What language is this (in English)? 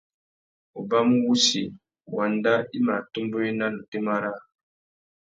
Tuki